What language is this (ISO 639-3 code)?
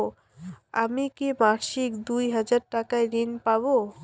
ben